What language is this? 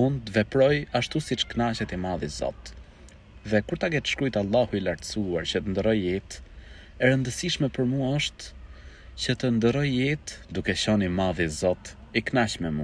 Arabic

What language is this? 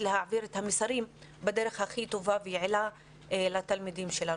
Hebrew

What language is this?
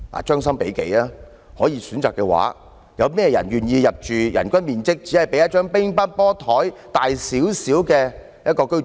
Cantonese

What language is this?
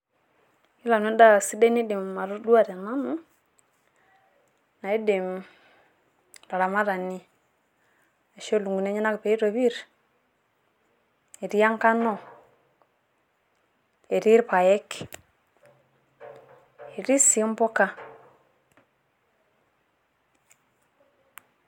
Masai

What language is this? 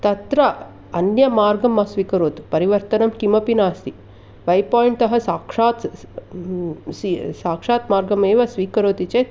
Sanskrit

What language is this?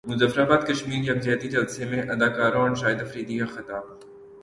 Urdu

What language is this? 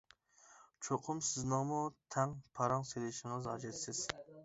Uyghur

